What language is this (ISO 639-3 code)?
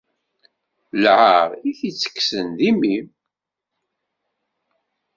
kab